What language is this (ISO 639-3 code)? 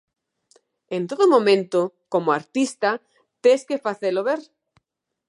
glg